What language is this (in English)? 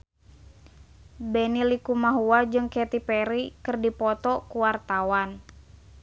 Sundanese